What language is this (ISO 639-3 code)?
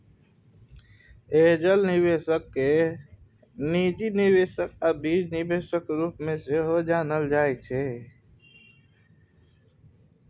mai